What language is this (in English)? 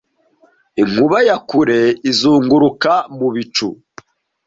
Kinyarwanda